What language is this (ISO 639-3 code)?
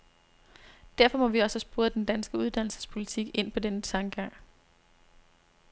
dan